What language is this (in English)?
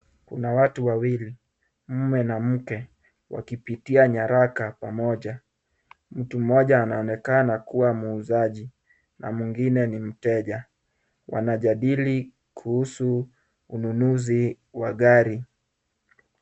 Swahili